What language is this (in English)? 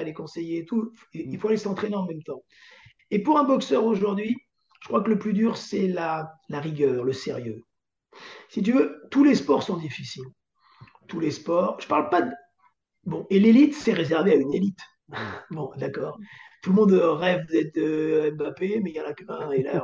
French